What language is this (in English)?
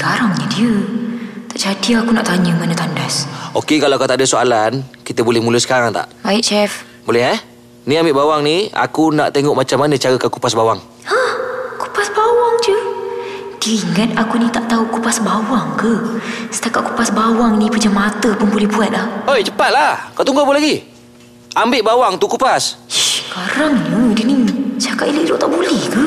Malay